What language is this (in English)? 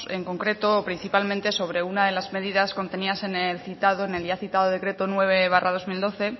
Spanish